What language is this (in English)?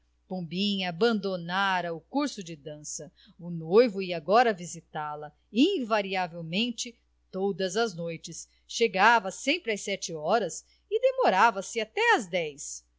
Portuguese